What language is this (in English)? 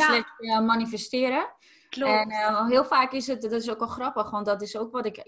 Dutch